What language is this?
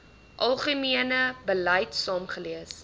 Afrikaans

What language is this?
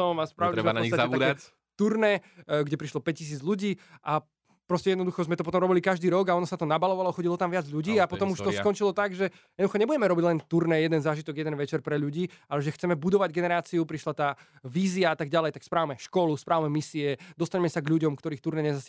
Slovak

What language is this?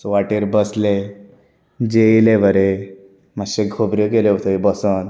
Konkani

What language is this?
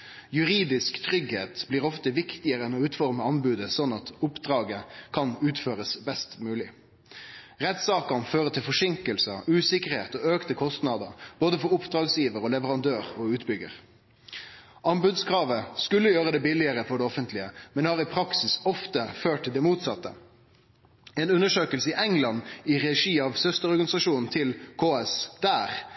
Norwegian Nynorsk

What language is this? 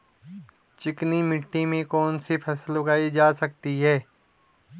Hindi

